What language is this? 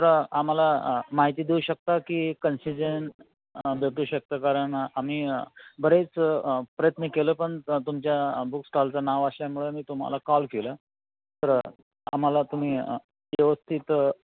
Marathi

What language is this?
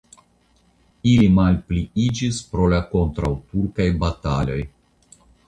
Esperanto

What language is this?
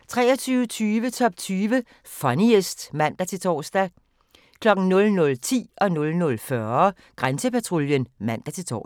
Danish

